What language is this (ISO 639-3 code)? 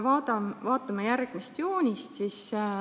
est